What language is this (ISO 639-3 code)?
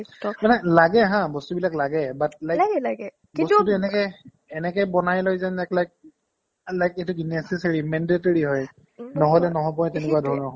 asm